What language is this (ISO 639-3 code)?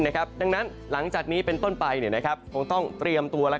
tha